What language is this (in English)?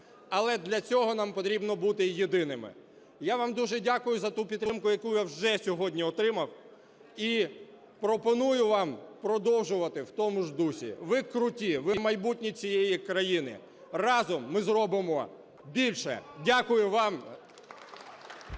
Ukrainian